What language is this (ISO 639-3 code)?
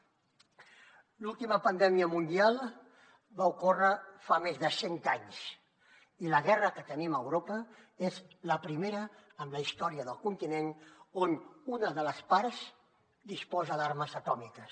cat